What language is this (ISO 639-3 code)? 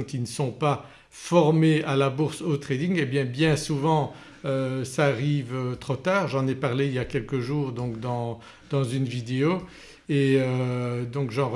fra